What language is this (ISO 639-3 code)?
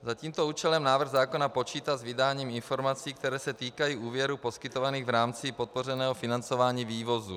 ces